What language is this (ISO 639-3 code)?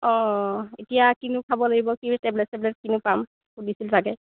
asm